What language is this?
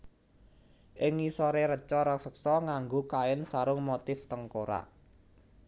Javanese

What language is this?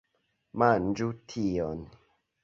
Esperanto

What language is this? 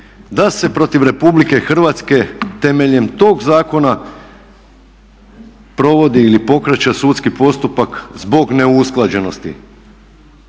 Croatian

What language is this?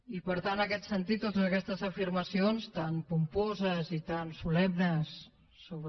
Catalan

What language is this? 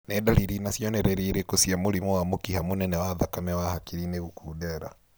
Kikuyu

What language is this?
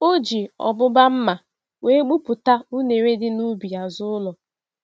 Igbo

